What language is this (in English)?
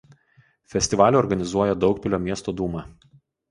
Lithuanian